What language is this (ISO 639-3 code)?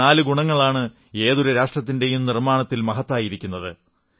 mal